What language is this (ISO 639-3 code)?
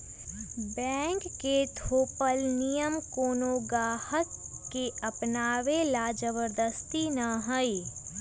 mag